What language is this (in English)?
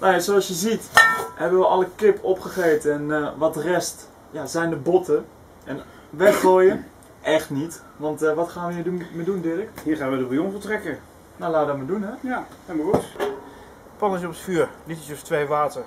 Dutch